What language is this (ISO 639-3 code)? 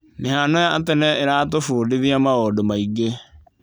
kik